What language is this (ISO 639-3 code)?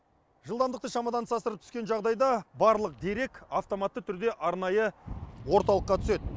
kaz